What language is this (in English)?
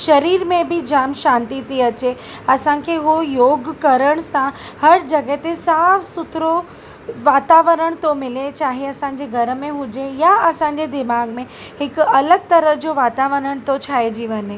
Sindhi